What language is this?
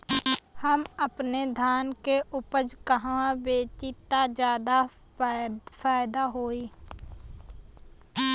Bhojpuri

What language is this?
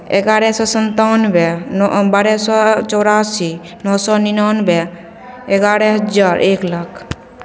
Maithili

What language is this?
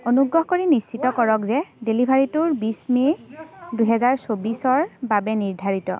Assamese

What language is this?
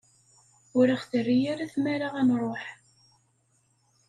Kabyle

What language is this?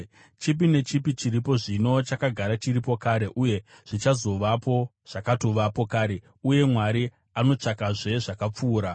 Shona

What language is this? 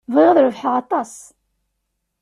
Kabyle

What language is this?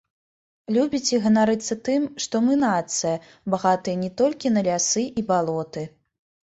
Belarusian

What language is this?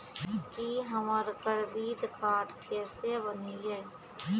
Maithili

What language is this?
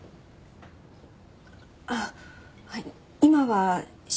Japanese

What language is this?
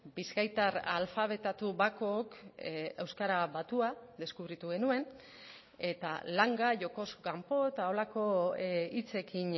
Basque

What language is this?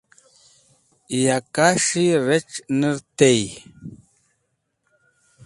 Wakhi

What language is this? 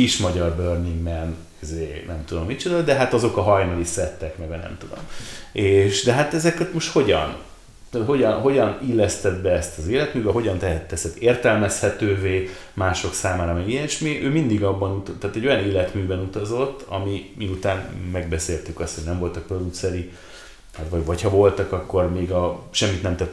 Hungarian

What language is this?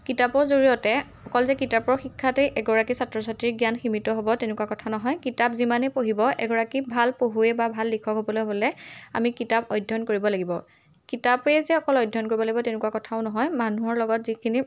Assamese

